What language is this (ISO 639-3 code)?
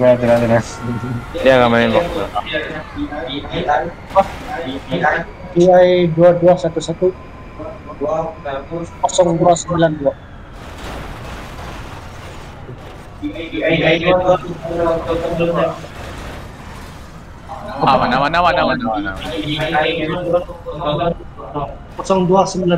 ind